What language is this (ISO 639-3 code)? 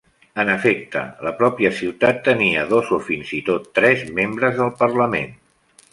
cat